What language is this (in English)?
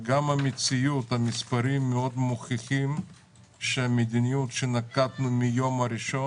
Hebrew